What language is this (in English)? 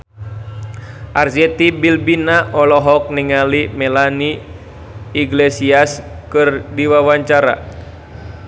Sundanese